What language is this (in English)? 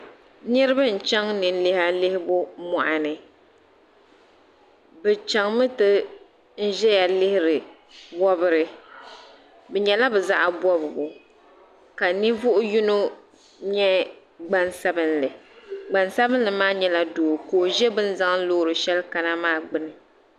Dagbani